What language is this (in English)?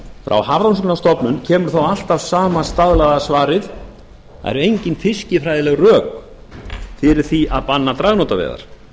Icelandic